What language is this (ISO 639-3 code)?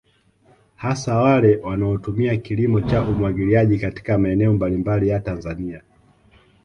swa